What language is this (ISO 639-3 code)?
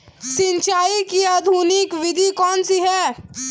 hin